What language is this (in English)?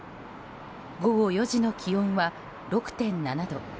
Japanese